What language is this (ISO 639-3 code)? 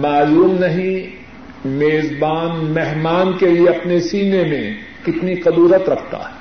urd